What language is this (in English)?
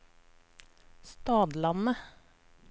Norwegian